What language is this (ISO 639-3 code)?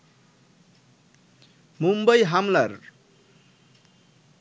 ben